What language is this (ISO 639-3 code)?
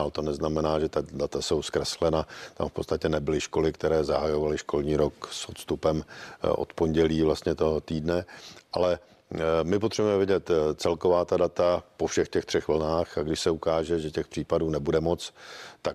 ces